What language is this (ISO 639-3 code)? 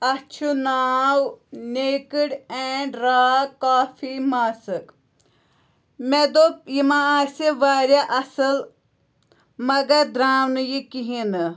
kas